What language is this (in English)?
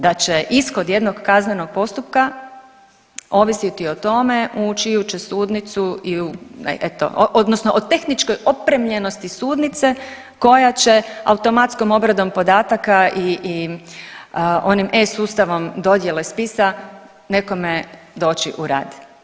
Croatian